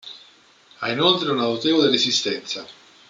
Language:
Italian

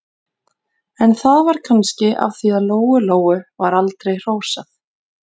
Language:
Icelandic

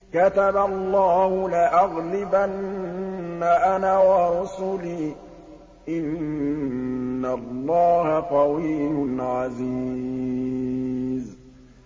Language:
Arabic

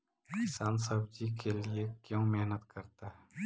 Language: Magahi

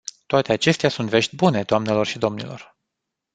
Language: Romanian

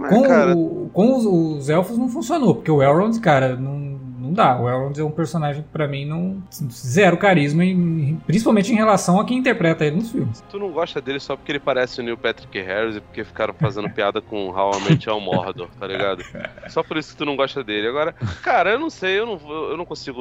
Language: Portuguese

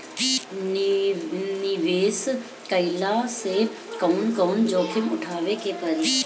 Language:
Bhojpuri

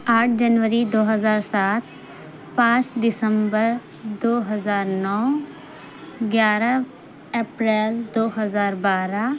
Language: Urdu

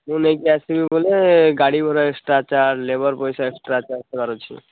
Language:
Odia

